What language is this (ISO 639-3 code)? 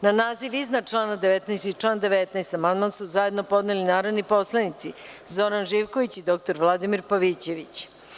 srp